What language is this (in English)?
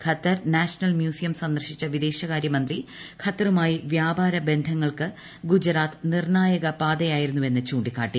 Malayalam